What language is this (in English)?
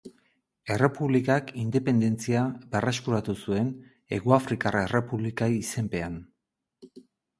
Basque